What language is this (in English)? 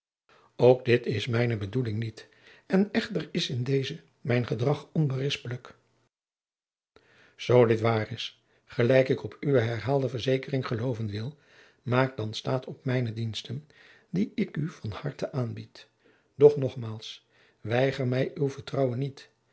Dutch